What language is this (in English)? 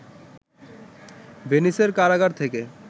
Bangla